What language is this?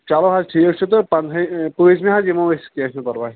Kashmiri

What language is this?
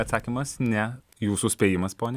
Lithuanian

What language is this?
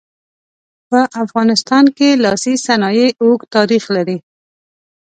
Pashto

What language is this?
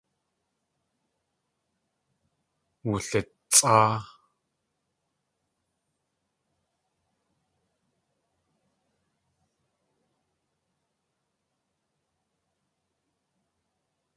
Tlingit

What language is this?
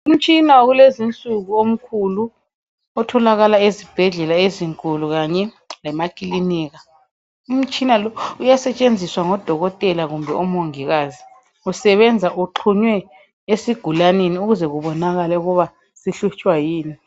North Ndebele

